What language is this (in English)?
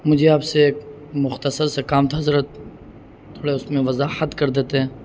Urdu